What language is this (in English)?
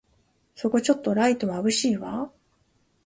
Japanese